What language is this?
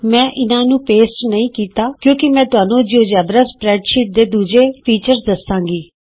Punjabi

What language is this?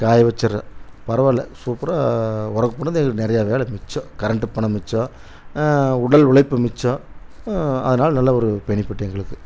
Tamil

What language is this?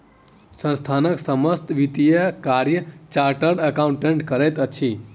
Maithili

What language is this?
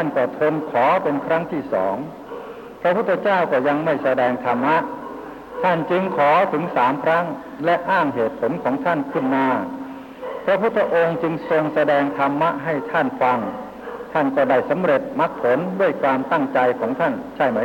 Thai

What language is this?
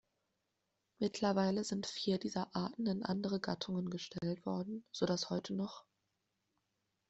German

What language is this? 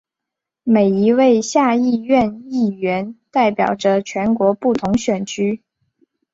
Chinese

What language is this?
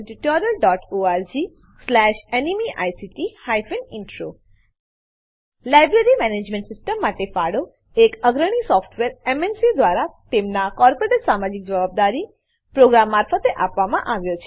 Gujarati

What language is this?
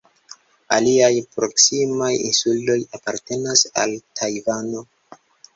Esperanto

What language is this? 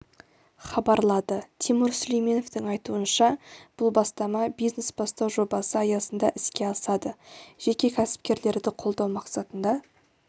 Kazakh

